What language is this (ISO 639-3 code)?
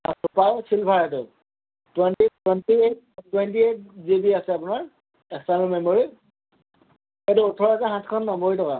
asm